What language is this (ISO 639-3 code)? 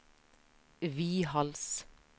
nor